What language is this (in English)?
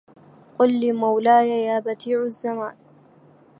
Arabic